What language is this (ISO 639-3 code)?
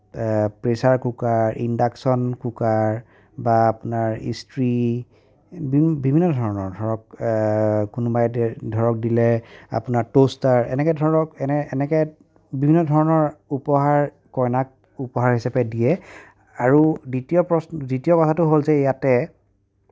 asm